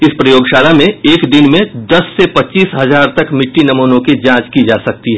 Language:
Hindi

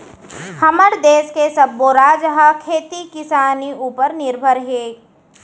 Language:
Chhattisgarhi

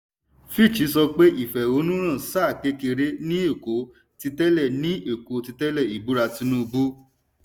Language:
Yoruba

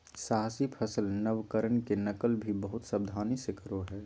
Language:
Magahi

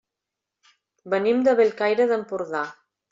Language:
Catalan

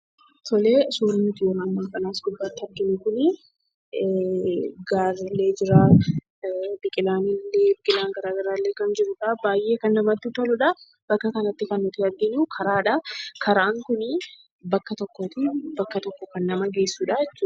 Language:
Oromo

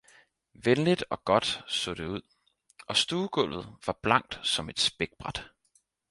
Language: Danish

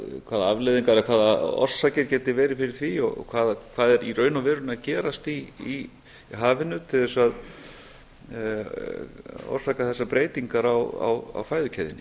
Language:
Icelandic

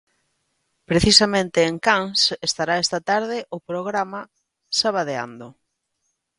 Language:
Galician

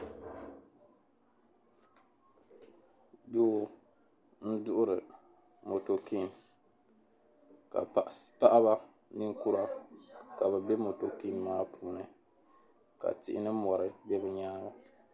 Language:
Dagbani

